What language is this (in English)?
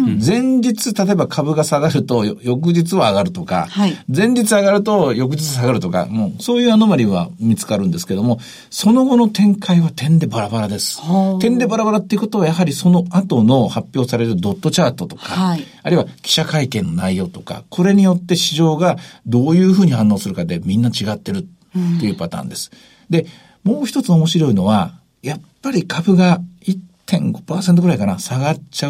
Japanese